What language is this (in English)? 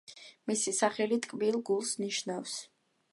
Georgian